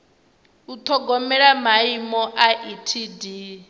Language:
Venda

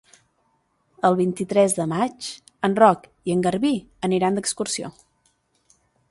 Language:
Catalan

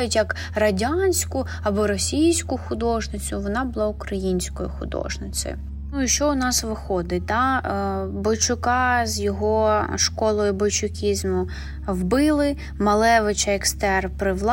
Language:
Ukrainian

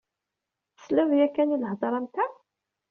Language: Kabyle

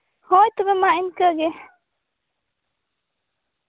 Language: Santali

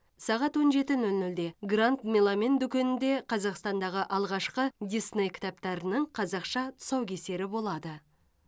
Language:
Kazakh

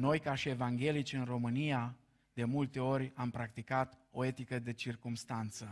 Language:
Romanian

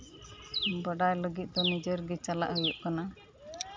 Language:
Santali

